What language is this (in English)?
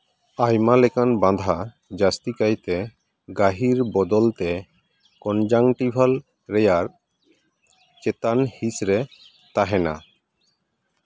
Santali